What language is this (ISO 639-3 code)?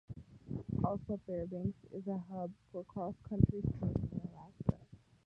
eng